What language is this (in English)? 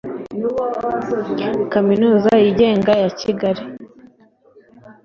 Kinyarwanda